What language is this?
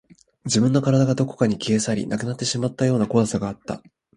Japanese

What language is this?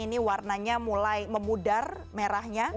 Indonesian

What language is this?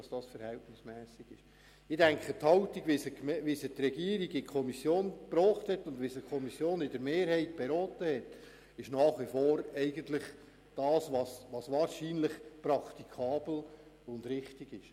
Swiss German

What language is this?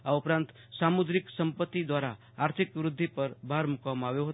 Gujarati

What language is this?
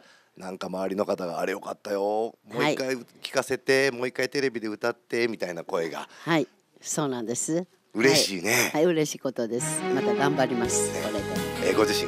Japanese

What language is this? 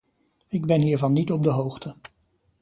Dutch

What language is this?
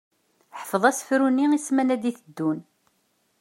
Kabyle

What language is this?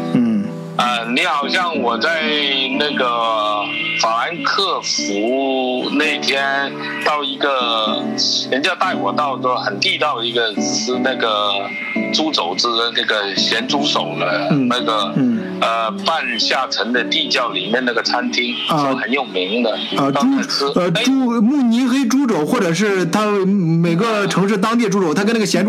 Chinese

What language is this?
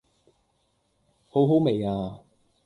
Cantonese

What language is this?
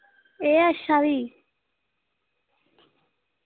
Dogri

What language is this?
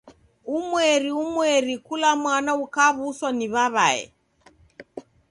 Taita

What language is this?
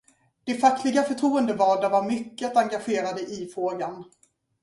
Swedish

